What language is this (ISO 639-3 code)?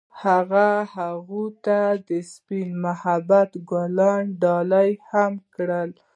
pus